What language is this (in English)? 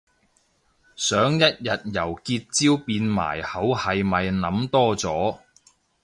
Cantonese